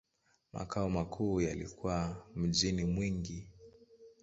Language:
Swahili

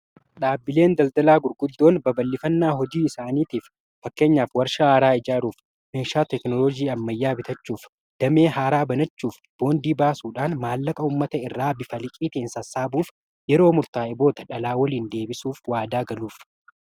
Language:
Oromo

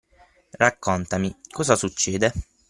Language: Italian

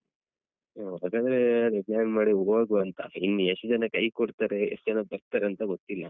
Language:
Kannada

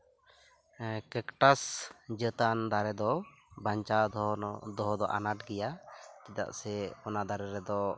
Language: Santali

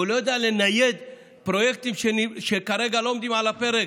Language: Hebrew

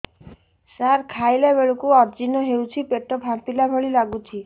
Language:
Odia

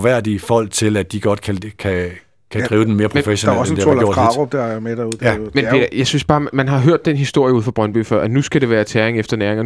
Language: Danish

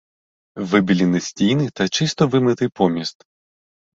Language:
Ukrainian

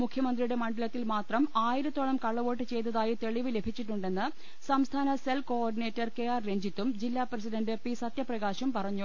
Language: Malayalam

